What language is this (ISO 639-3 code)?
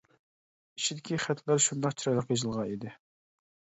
uig